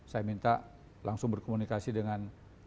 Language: Indonesian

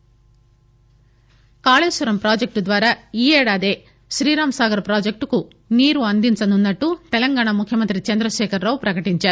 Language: Telugu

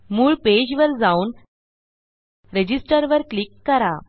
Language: Marathi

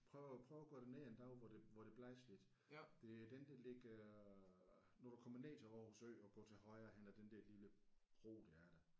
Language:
Danish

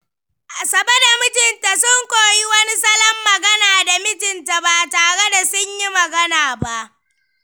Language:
Hausa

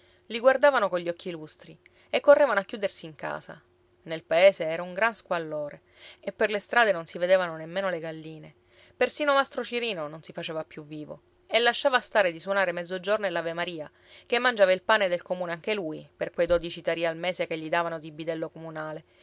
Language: Italian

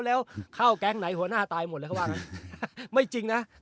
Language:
Thai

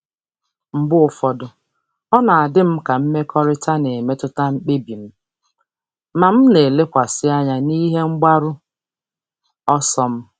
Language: Igbo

